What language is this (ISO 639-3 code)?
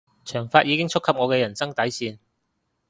yue